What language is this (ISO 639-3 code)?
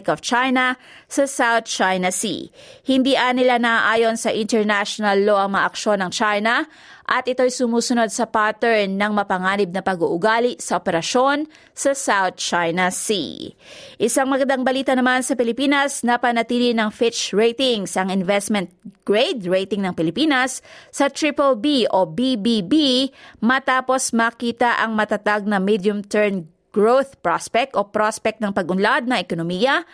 fil